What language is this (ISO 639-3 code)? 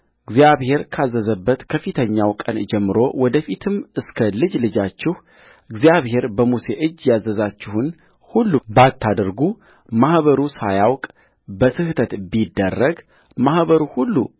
amh